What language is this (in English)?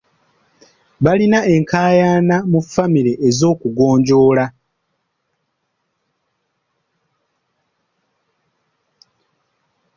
Ganda